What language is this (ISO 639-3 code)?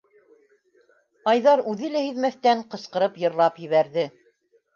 bak